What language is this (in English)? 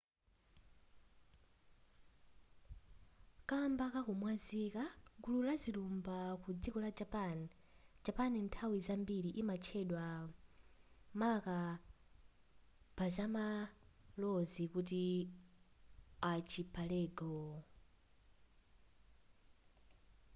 Nyanja